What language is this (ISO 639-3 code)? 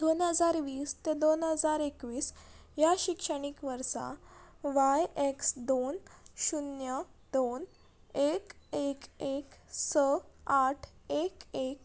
kok